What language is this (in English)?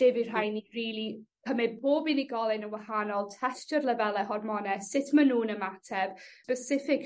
Welsh